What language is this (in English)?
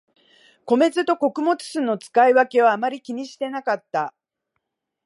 Japanese